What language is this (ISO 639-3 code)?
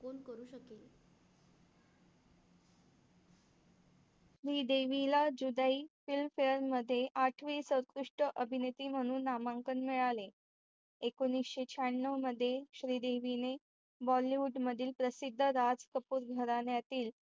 mar